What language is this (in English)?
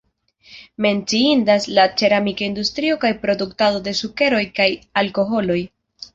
Esperanto